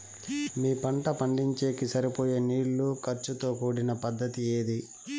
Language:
Telugu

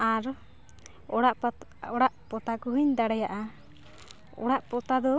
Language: Santali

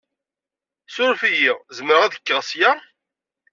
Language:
Kabyle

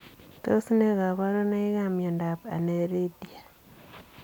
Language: Kalenjin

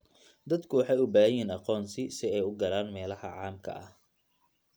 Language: Somali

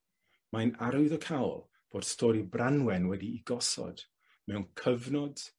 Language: Welsh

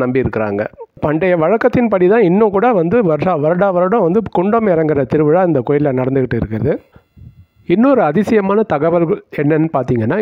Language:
Arabic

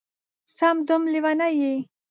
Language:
Pashto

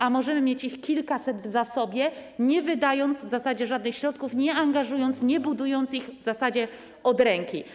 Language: Polish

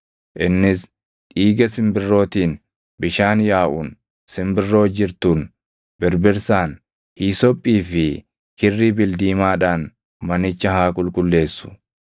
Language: Oromo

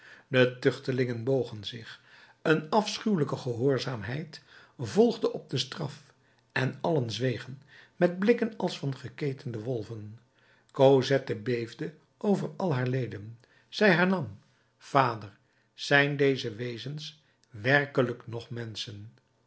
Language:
Dutch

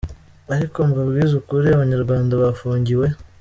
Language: Kinyarwanda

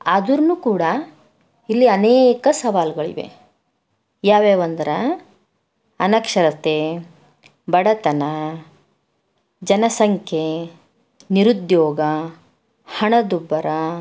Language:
Kannada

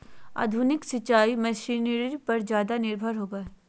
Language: Magahi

